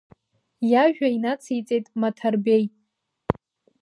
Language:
Abkhazian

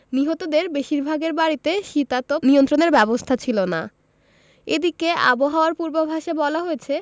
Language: Bangla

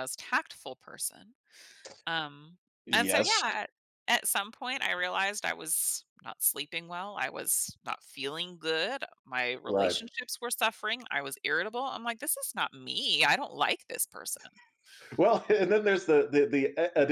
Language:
English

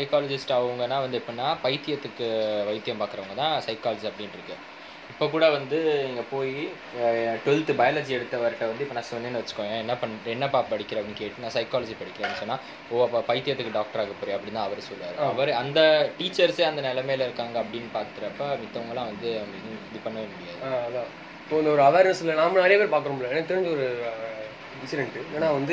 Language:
Tamil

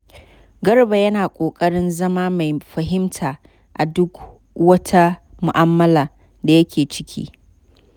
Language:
Hausa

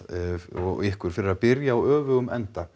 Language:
Icelandic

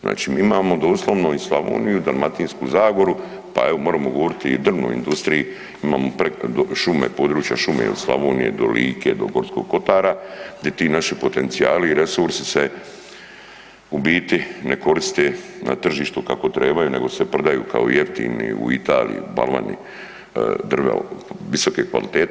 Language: Croatian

